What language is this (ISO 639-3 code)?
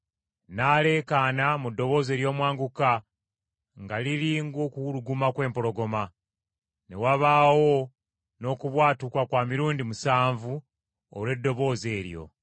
lug